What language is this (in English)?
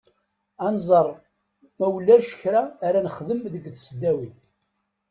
Kabyle